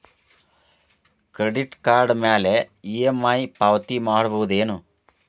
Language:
Kannada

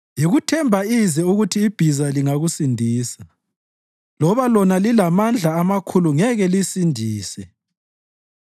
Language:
North Ndebele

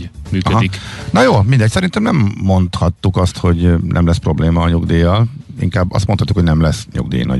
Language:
Hungarian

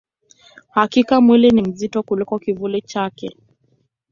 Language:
Swahili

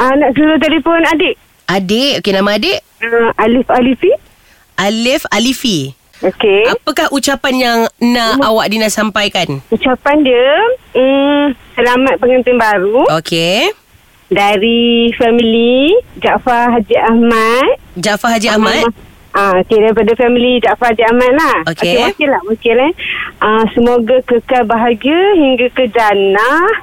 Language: Malay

